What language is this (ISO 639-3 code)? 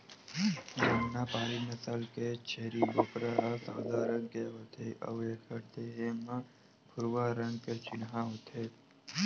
hne